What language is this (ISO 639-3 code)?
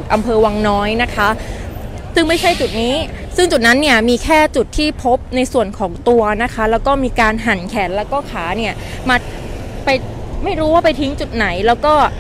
tha